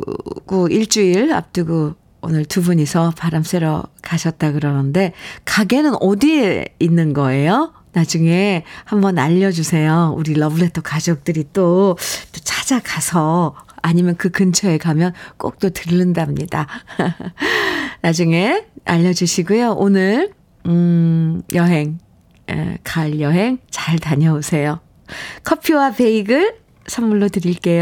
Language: Korean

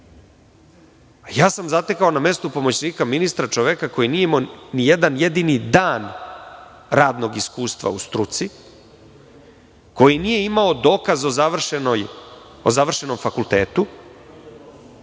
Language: Serbian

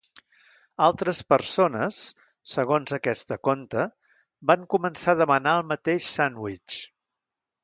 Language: Catalan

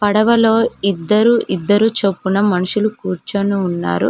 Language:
Telugu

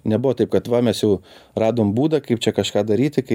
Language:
Lithuanian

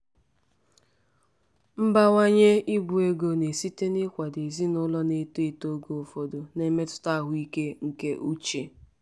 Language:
Igbo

